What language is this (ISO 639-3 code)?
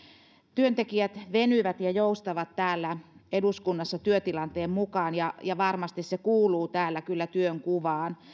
fin